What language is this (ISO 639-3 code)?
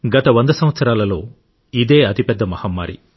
tel